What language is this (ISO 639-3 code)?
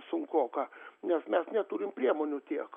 lit